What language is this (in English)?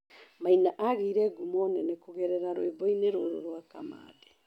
Kikuyu